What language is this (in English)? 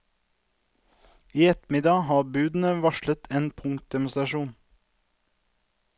Norwegian